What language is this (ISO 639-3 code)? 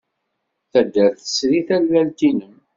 kab